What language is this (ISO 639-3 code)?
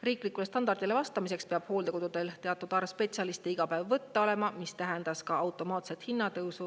est